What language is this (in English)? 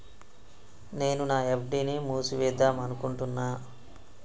Telugu